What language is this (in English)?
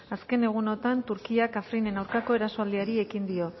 Basque